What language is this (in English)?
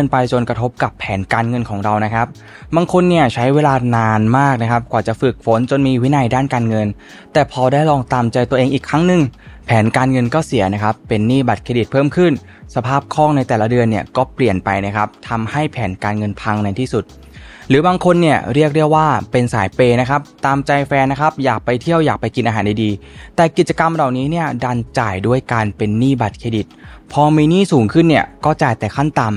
Thai